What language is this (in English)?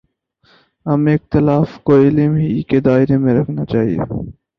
Urdu